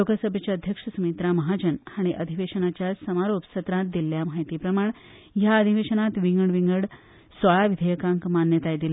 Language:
Konkani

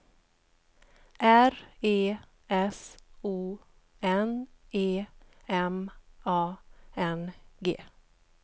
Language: Swedish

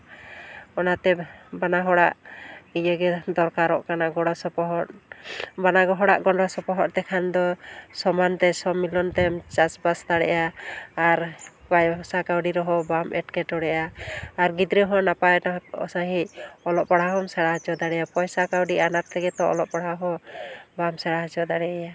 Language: Santali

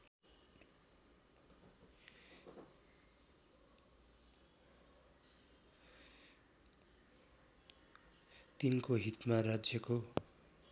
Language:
Nepali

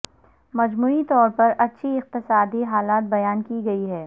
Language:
Urdu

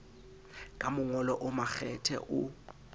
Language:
Southern Sotho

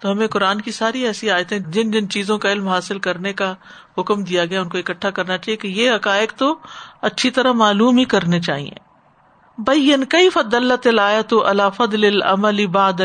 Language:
Urdu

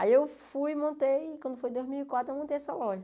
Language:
Portuguese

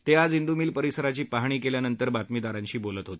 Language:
Marathi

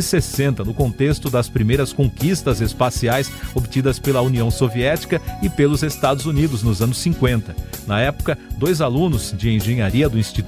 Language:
Portuguese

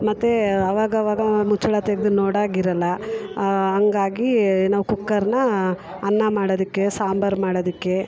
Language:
Kannada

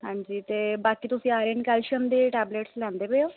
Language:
Punjabi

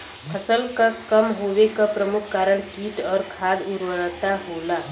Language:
Bhojpuri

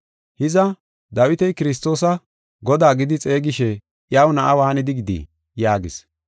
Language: Gofa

